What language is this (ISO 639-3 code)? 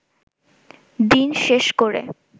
ben